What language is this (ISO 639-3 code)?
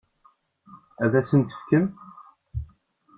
kab